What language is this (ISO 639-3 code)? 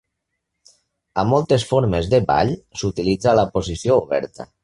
cat